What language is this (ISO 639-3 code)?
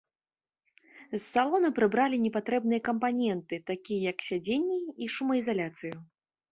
bel